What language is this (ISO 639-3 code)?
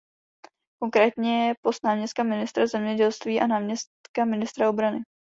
ces